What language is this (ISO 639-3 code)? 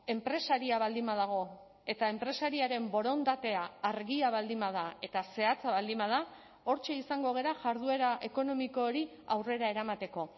eus